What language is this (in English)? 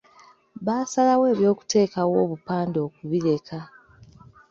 Ganda